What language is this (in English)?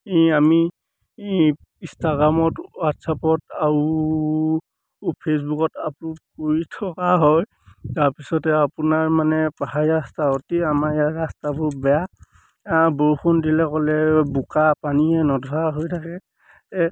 Assamese